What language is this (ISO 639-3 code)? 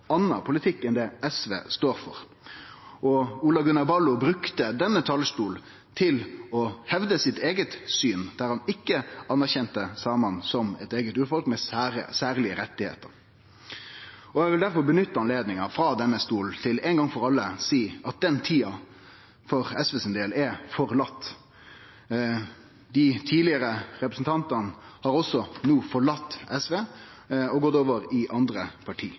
nno